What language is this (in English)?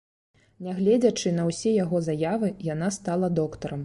Belarusian